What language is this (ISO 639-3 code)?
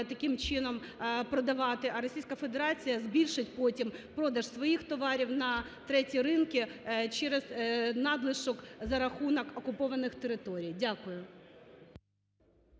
ukr